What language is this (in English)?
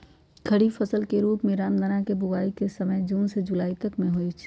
Magahi